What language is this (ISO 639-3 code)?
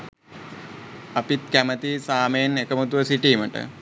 sin